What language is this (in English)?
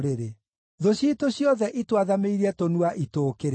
Kikuyu